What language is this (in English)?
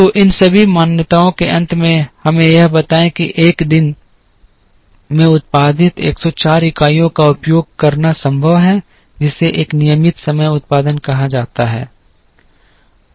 Hindi